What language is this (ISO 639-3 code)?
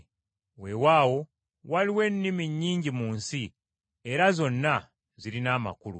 lug